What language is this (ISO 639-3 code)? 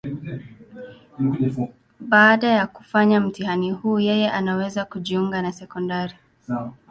swa